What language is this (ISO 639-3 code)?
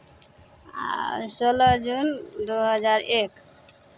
mai